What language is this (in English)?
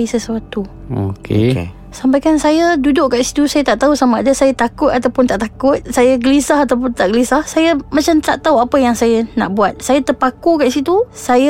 Malay